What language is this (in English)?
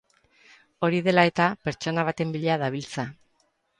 Basque